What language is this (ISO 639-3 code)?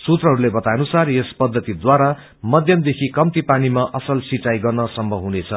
nep